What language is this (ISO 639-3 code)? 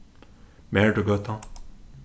fao